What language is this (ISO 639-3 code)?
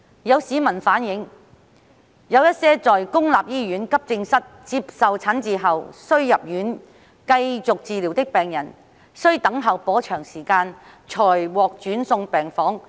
yue